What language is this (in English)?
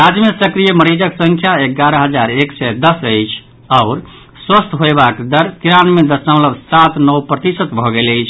Maithili